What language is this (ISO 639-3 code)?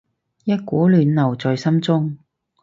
yue